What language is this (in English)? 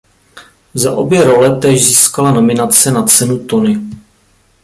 Czech